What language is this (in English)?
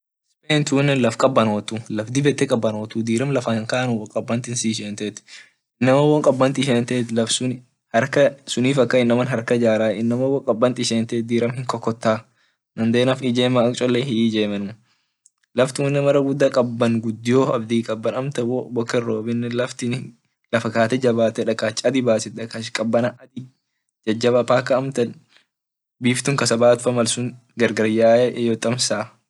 Orma